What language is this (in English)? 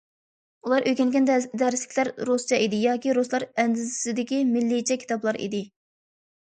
Uyghur